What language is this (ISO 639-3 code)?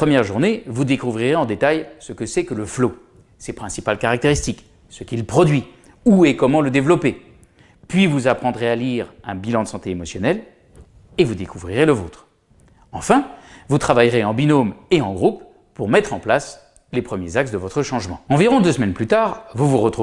fra